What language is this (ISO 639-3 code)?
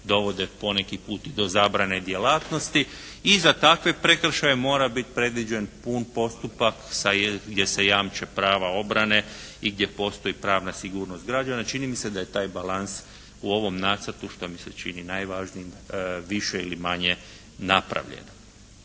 hrv